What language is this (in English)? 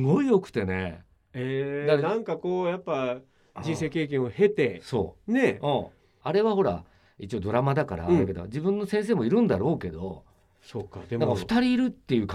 Japanese